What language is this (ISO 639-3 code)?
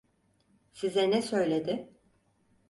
tur